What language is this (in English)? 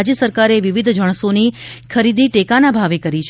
Gujarati